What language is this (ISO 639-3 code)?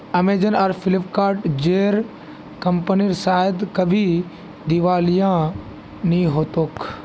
mag